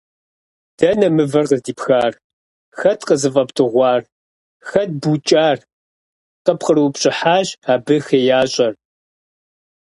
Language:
Kabardian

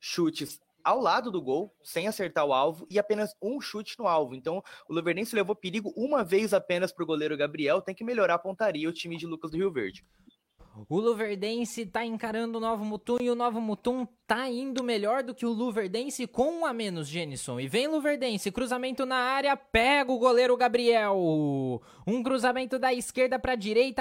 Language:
Portuguese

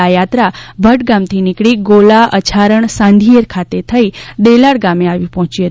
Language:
Gujarati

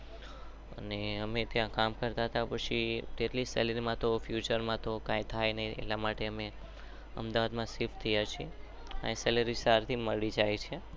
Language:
Gujarati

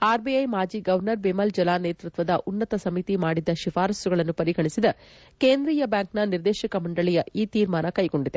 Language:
Kannada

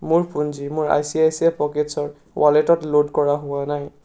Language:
Assamese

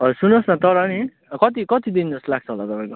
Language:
Nepali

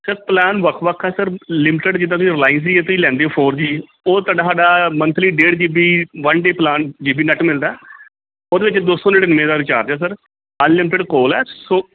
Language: Punjabi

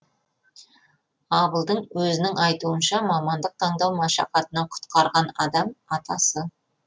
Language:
Kazakh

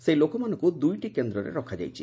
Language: Odia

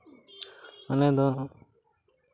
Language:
Santali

